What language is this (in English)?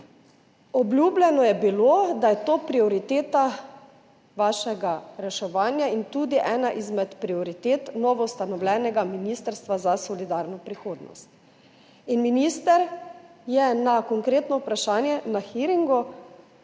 Slovenian